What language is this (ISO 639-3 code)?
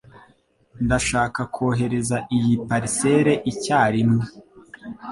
kin